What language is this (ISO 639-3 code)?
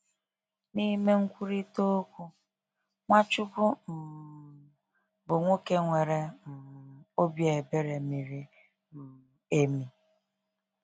ibo